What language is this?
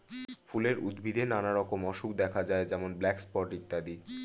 Bangla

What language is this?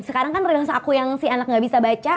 Indonesian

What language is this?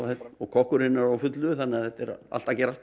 Icelandic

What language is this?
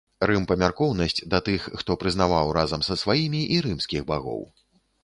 Belarusian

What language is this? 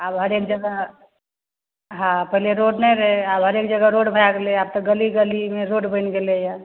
Maithili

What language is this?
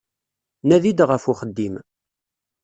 Kabyle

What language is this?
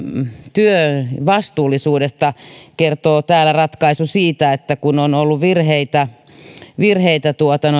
Finnish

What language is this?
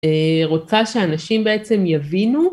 Hebrew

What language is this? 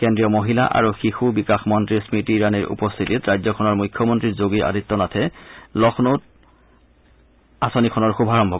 Assamese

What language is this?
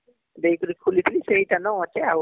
Odia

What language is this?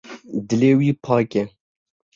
Kurdish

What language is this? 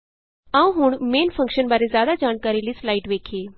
Punjabi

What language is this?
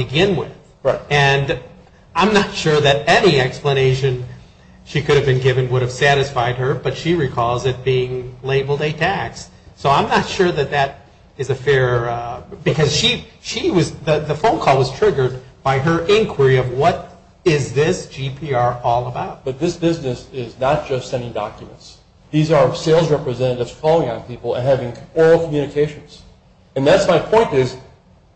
English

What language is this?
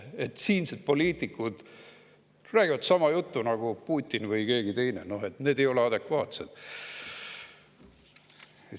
Estonian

